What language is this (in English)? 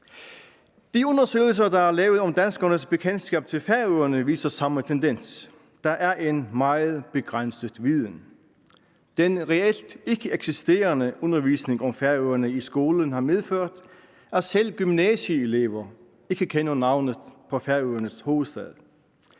Danish